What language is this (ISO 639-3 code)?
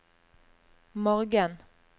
nor